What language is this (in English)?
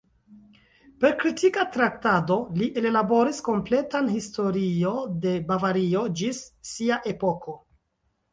Esperanto